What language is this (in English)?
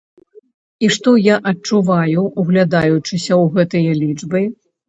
Belarusian